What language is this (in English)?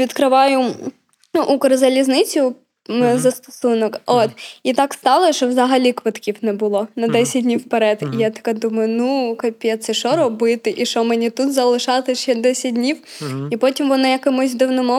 Ukrainian